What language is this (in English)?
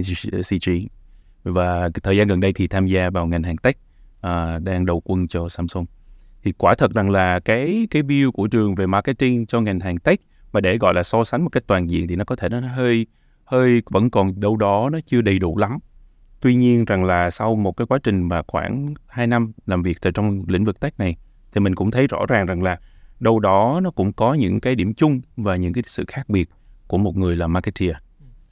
Vietnamese